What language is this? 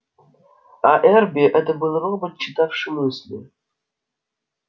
Russian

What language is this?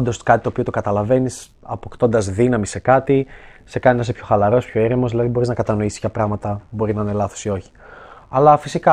Greek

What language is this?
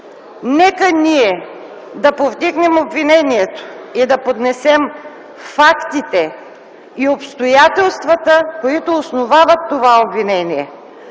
Bulgarian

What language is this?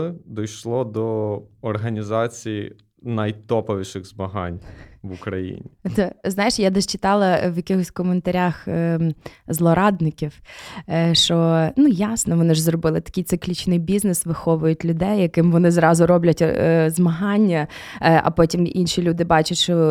Ukrainian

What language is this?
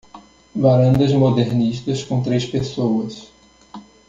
Portuguese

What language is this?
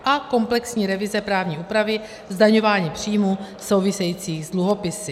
Czech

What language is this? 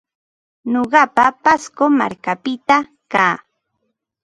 Ambo-Pasco Quechua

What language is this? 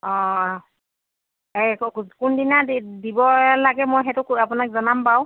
Assamese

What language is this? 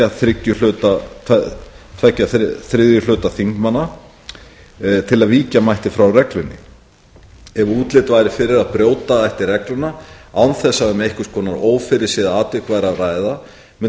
Icelandic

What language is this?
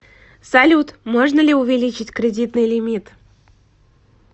Russian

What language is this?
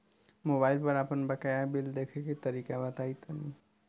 Bhojpuri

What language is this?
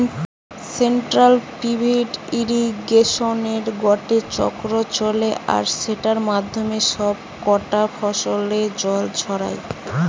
Bangla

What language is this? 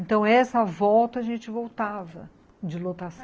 Portuguese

